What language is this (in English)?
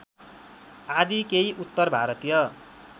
Nepali